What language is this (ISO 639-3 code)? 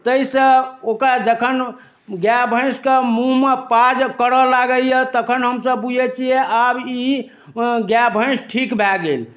mai